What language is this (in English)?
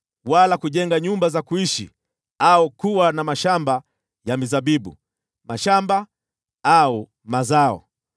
Swahili